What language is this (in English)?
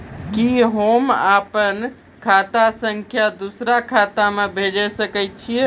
Maithili